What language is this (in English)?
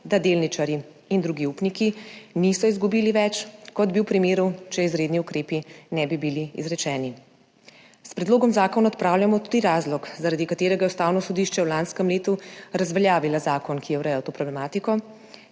Slovenian